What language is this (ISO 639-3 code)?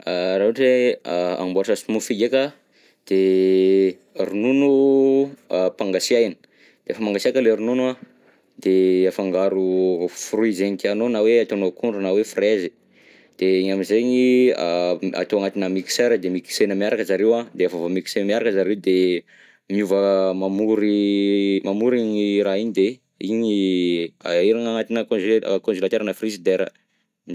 bzc